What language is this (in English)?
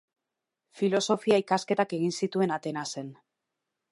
Basque